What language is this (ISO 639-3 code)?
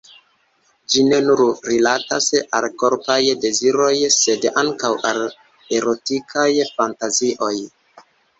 epo